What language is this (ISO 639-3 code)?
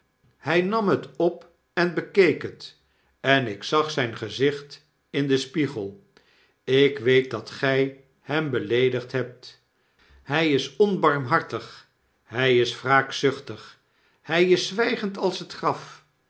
nld